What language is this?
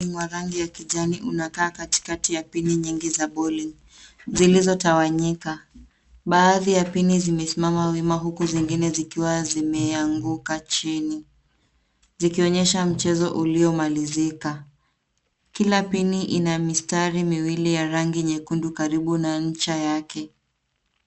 Swahili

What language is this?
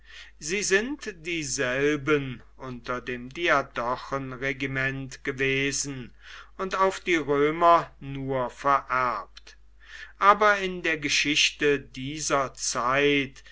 German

